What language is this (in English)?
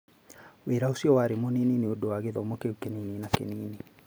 Kikuyu